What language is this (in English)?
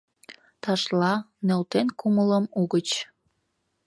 Mari